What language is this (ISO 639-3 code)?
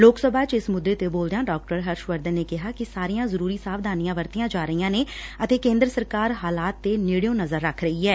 pan